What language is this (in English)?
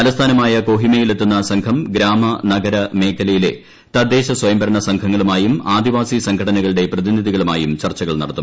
Malayalam